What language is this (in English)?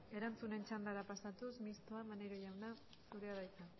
Basque